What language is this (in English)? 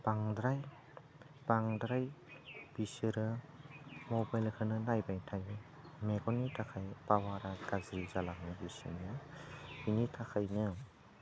Bodo